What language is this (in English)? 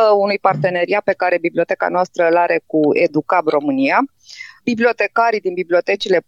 Romanian